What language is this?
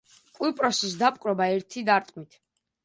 Georgian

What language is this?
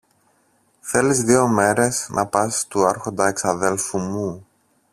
Greek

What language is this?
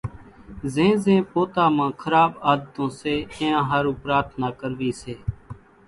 Kachi Koli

